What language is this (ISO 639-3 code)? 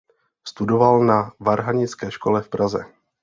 ces